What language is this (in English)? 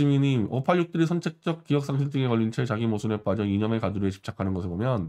Korean